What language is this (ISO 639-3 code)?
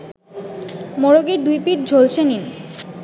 ben